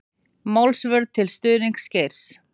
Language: Icelandic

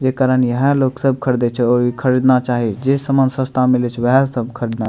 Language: Maithili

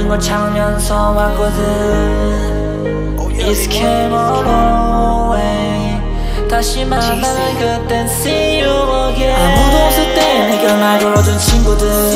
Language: Korean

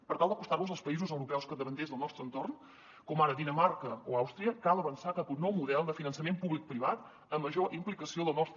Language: Catalan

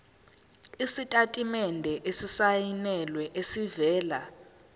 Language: Zulu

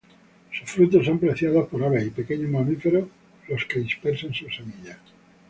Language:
Spanish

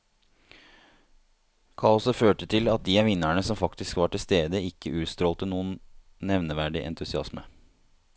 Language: Norwegian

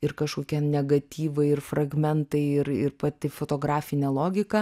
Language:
Lithuanian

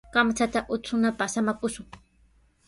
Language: Sihuas Ancash Quechua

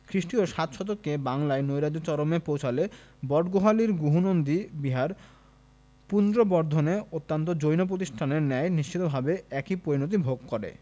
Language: Bangla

